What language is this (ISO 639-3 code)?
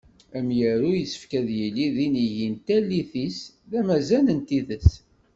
kab